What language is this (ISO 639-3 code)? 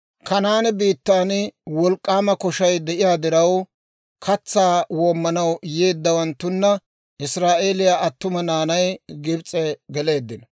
dwr